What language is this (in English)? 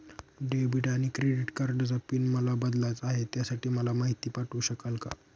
Marathi